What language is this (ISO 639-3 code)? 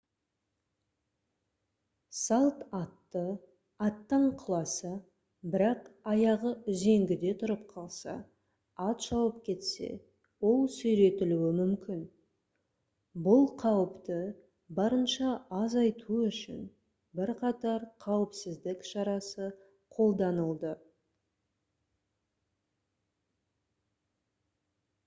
kaz